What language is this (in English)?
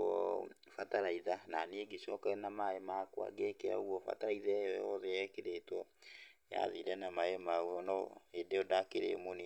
Kikuyu